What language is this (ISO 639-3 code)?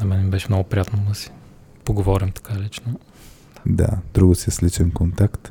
bul